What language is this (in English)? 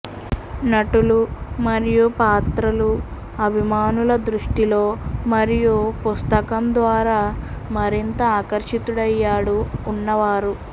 Telugu